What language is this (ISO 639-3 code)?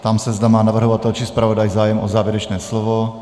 ces